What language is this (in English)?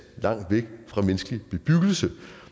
Danish